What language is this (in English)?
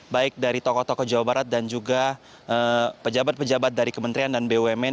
Indonesian